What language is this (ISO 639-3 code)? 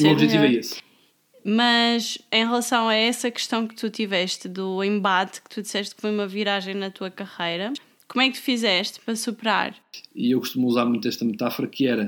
por